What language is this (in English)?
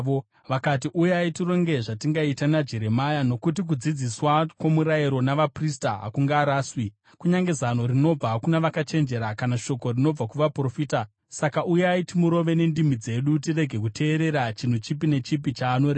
Shona